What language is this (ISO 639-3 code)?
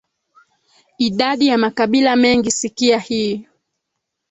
swa